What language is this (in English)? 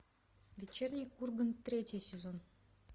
Russian